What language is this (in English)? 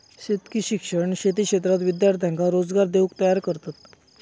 Marathi